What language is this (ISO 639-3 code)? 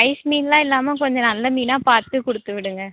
tam